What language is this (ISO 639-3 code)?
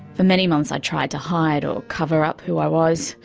eng